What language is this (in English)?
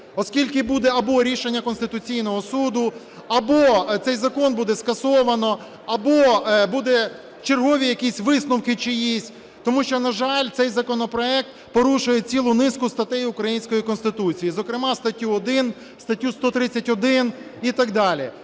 Ukrainian